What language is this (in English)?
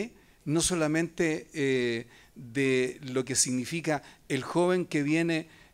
Spanish